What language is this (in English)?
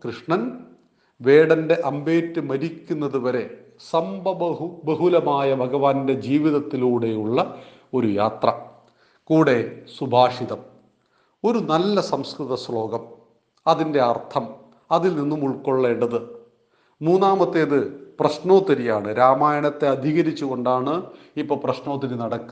Malayalam